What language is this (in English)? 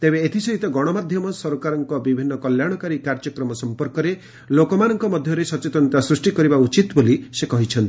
Odia